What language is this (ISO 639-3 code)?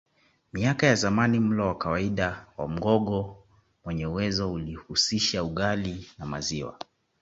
swa